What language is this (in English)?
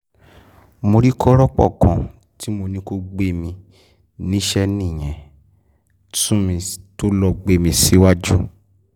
Yoruba